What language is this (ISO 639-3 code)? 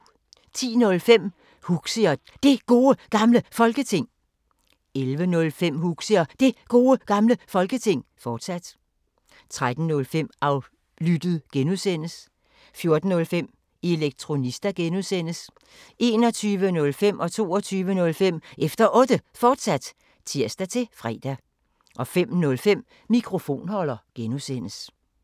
dan